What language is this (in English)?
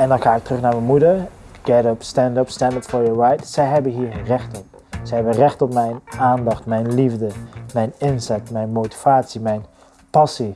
Dutch